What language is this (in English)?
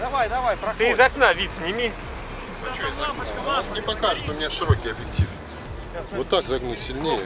Russian